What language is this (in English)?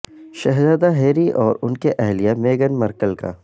Urdu